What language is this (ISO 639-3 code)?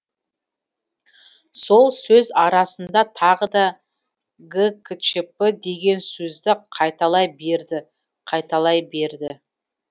kaz